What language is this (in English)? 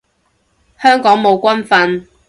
Cantonese